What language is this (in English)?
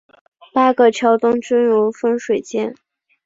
Chinese